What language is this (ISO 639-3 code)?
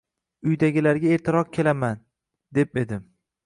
uzb